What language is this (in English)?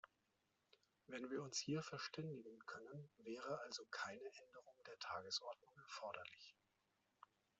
German